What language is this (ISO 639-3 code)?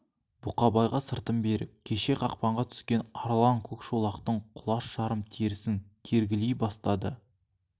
kaz